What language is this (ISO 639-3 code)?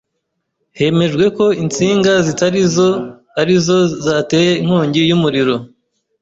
kin